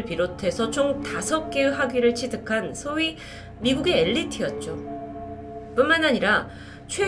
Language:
Korean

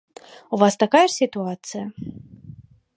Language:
Belarusian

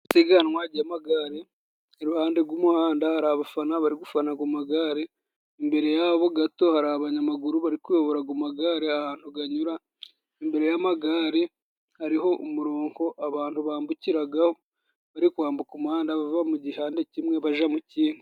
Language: Kinyarwanda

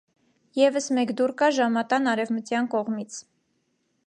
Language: Armenian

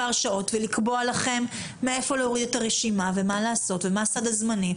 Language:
Hebrew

